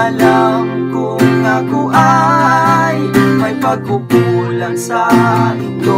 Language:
Indonesian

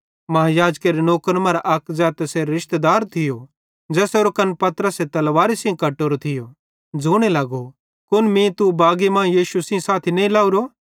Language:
Bhadrawahi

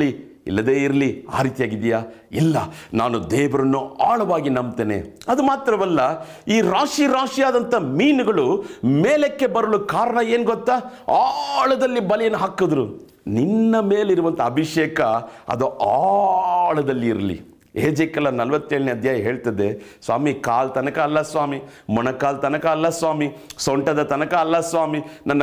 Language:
Kannada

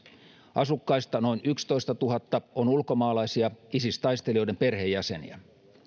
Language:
Finnish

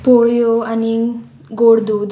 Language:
Konkani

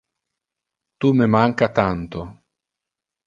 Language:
Interlingua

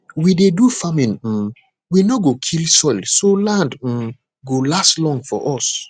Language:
Nigerian Pidgin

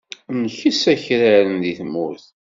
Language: Kabyle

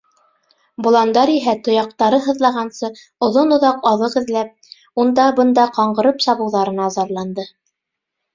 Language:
Bashkir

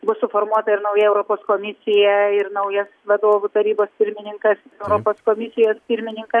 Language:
Lithuanian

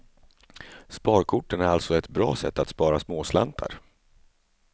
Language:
Swedish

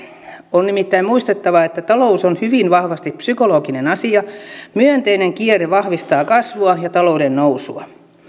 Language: Finnish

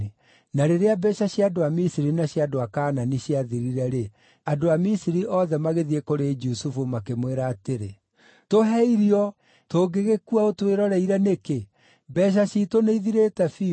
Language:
Kikuyu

